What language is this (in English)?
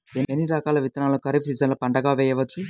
Telugu